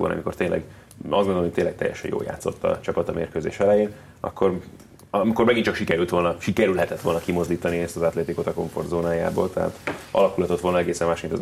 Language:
Hungarian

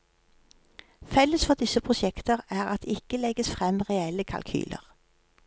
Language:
Norwegian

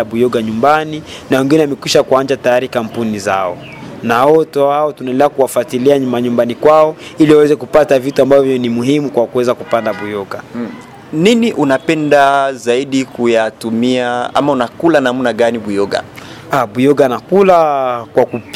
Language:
Swahili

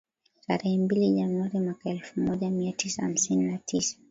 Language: Swahili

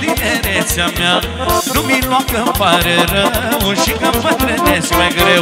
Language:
Romanian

